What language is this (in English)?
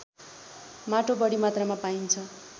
Nepali